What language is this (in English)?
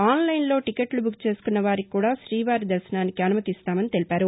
Telugu